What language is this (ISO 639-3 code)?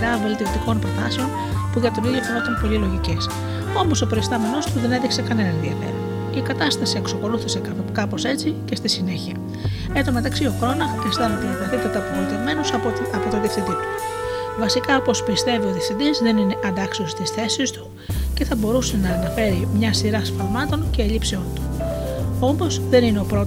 ell